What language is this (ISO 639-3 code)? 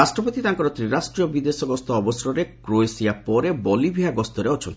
ori